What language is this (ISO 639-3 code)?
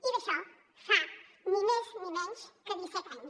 cat